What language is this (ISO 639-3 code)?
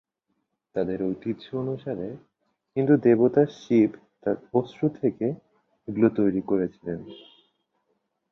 ben